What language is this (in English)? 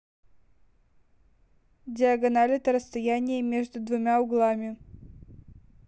Russian